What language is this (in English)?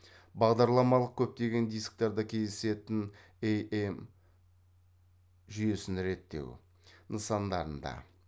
Kazakh